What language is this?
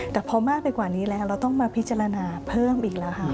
Thai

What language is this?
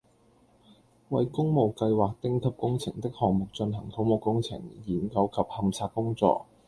Cantonese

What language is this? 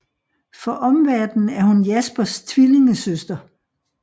Danish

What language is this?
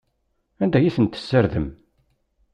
Kabyle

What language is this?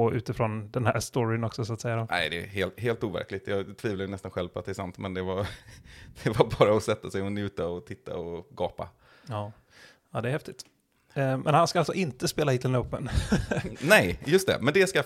Swedish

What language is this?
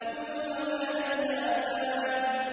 Arabic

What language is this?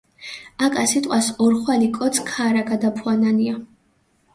Mingrelian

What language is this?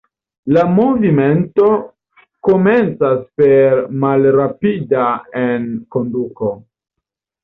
Esperanto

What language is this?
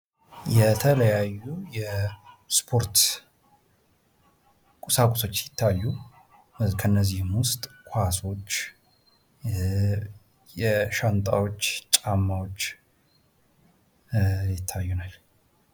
Amharic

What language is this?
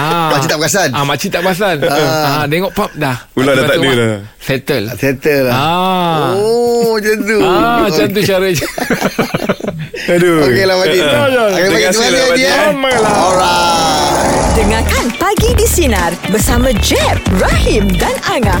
Malay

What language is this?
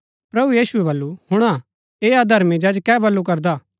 Gaddi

